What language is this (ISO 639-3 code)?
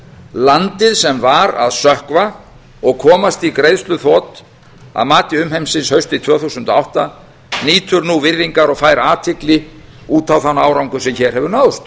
isl